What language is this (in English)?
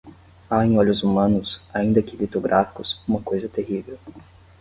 Portuguese